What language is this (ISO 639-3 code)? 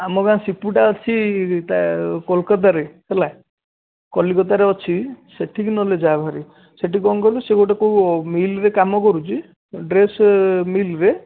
ori